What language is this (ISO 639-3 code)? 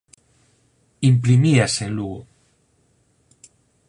glg